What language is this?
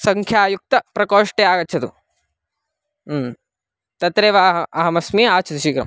Sanskrit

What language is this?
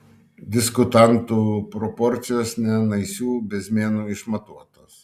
Lithuanian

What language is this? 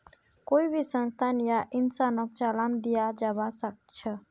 Magahi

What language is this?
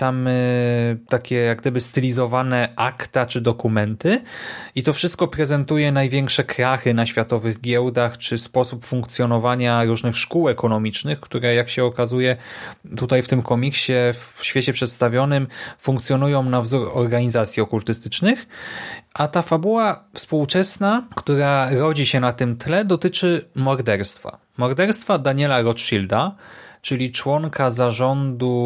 Polish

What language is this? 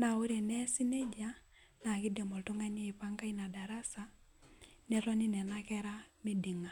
Masai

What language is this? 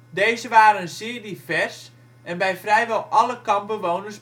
Dutch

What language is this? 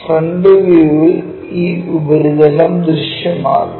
Malayalam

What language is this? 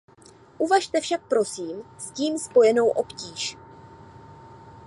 Czech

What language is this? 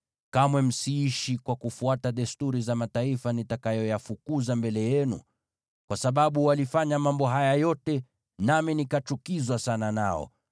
Swahili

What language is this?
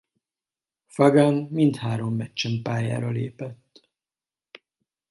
Hungarian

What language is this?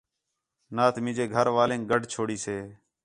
Khetrani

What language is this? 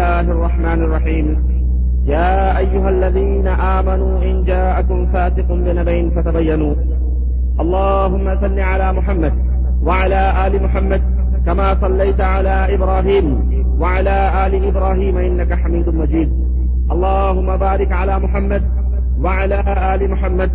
Urdu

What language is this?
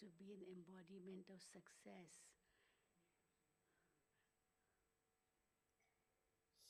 Vietnamese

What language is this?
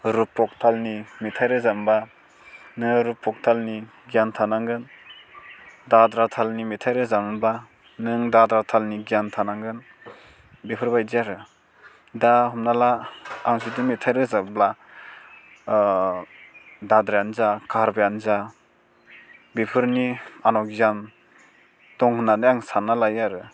Bodo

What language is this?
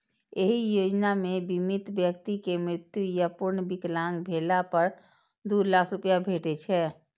Maithili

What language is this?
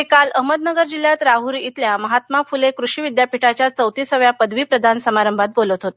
Marathi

